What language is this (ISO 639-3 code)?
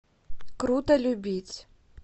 rus